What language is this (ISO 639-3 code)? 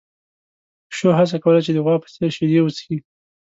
pus